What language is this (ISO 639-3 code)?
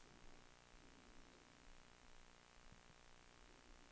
dan